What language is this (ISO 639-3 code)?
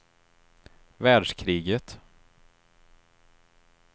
swe